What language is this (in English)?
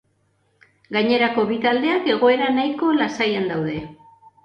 Basque